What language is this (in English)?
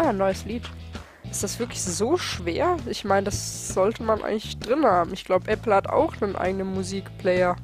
German